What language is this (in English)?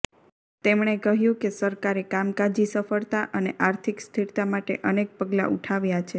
Gujarati